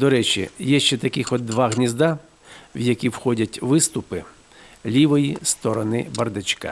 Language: Ukrainian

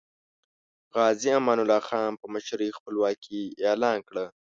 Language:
Pashto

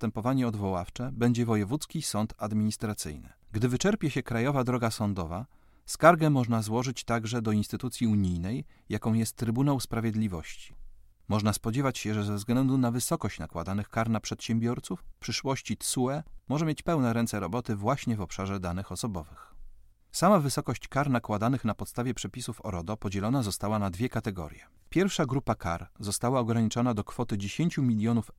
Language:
Polish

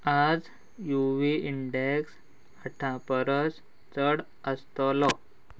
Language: Konkani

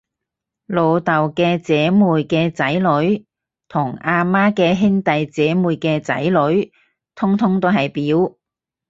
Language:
Cantonese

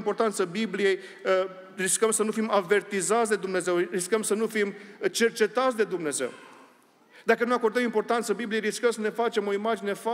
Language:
Romanian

